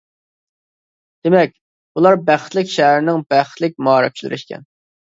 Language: Uyghur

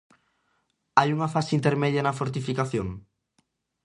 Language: Galician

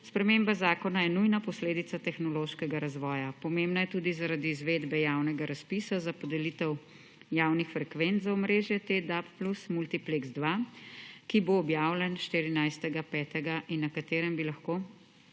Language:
Slovenian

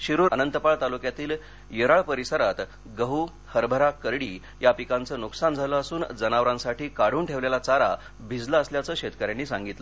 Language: Marathi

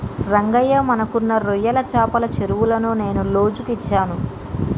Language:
Telugu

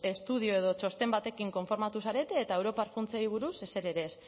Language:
Basque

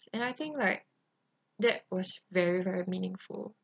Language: English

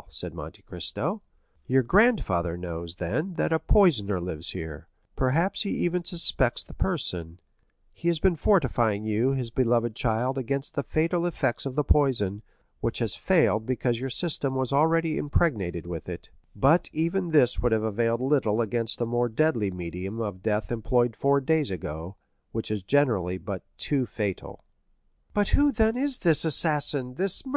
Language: English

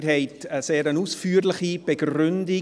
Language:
Swiss German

